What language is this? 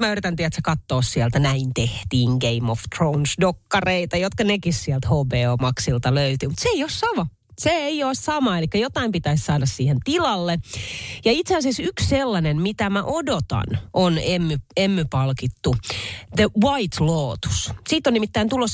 Finnish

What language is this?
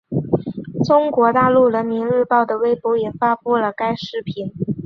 Chinese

